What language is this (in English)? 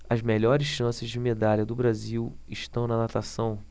Portuguese